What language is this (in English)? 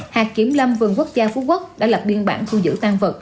Vietnamese